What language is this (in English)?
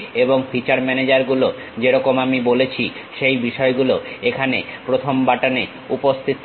Bangla